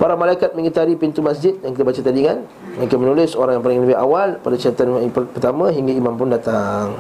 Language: Malay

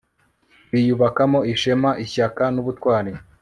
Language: Kinyarwanda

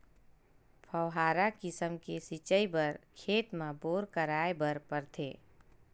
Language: Chhattisgarhi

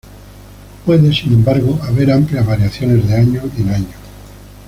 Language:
Spanish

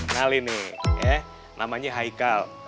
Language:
Indonesian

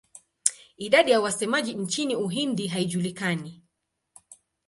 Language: Swahili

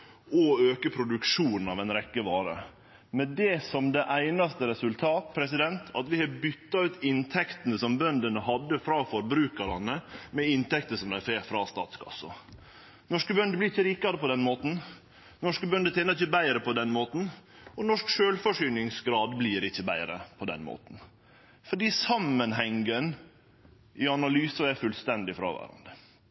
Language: Norwegian Nynorsk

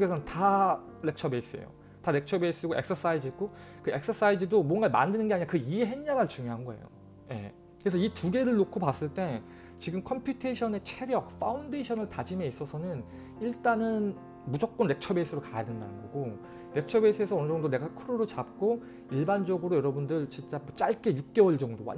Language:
Korean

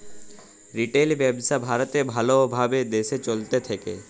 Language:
Bangla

